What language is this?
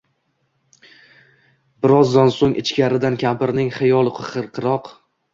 Uzbek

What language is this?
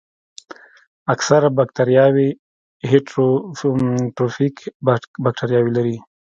Pashto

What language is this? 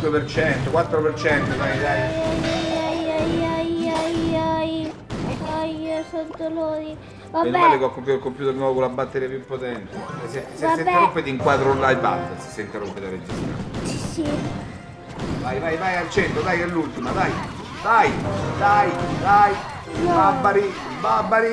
Italian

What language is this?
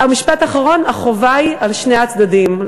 Hebrew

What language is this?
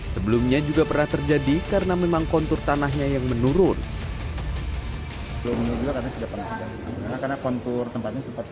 Indonesian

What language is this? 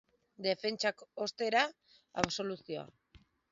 Basque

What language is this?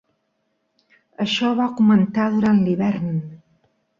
Catalan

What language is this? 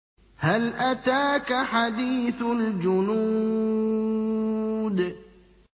Arabic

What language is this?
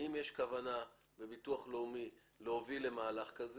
Hebrew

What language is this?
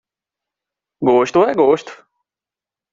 Portuguese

